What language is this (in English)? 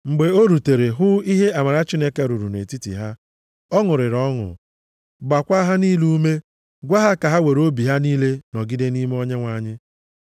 Igbo